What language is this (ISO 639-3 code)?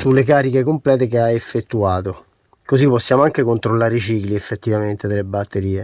ita